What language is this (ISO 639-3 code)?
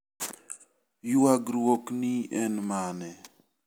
luo